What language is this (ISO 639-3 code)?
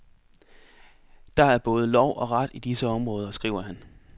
dan